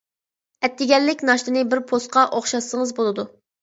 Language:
Uyghur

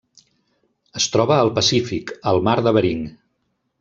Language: Catalan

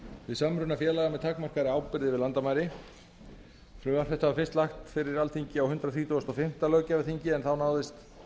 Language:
Icelandic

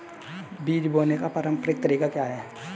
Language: Hindi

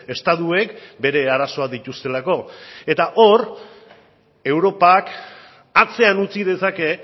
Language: Basque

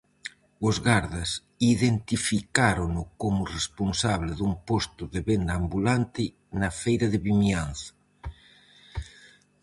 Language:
Galician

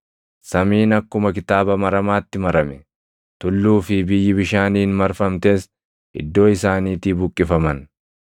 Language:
Oromo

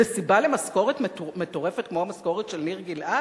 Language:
Hebrew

